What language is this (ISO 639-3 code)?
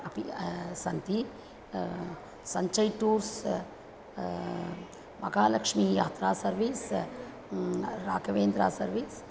san